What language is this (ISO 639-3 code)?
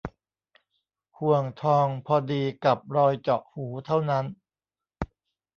tha